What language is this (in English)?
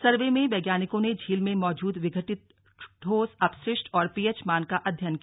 Hindi